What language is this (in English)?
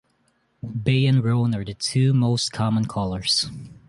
English